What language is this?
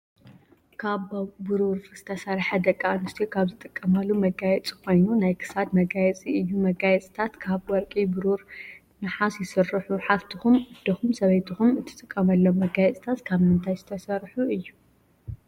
Tigrinya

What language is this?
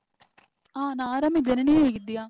Kannada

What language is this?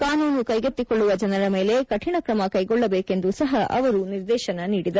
Kannada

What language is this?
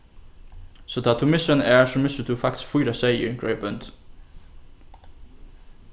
Faroese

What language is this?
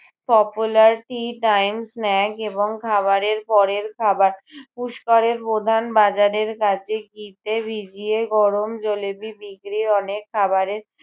Bangla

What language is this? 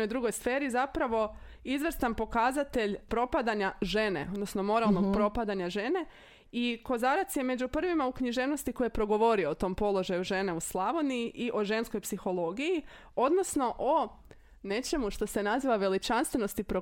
Croatian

